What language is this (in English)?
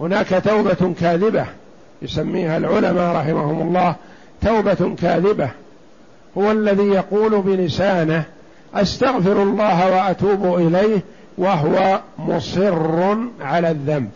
Arabic